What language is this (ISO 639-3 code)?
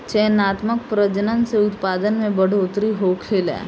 bho